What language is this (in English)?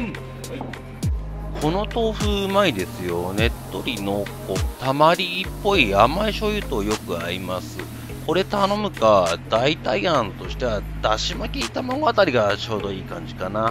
Japanese